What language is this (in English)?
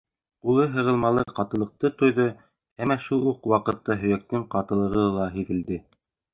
Bashkir